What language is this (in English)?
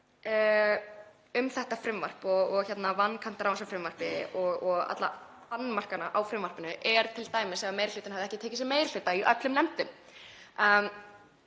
Icelandic